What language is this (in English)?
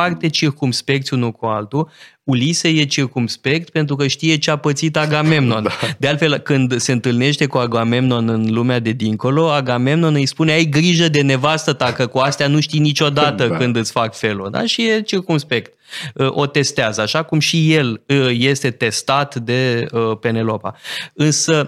Romanian